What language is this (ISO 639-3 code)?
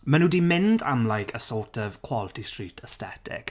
cym